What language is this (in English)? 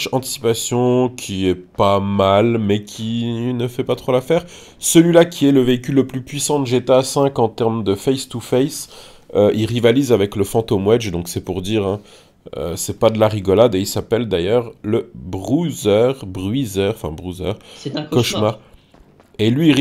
French